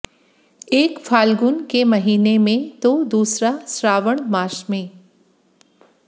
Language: Hindi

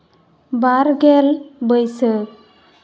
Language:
Santali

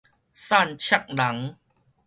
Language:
Min Nan Chinese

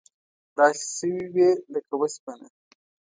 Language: Pashto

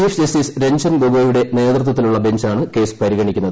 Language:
Malayalam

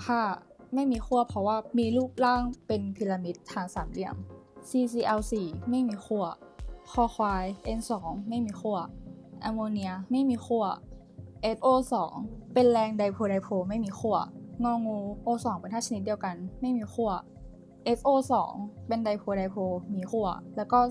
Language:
Thai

